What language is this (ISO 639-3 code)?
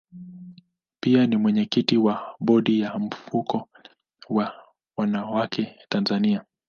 swa